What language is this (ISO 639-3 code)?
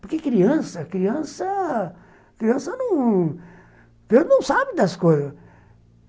por